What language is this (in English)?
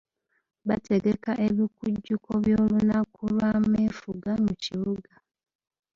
Ganda